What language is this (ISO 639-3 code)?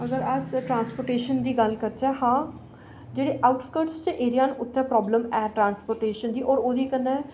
doi